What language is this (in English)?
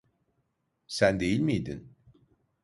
Turkish